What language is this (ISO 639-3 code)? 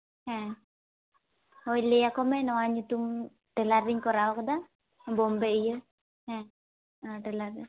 sat